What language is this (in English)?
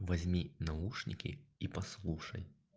Russian